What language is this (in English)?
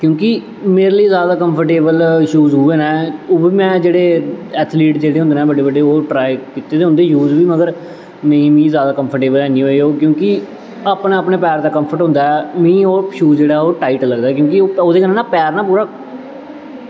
Dogri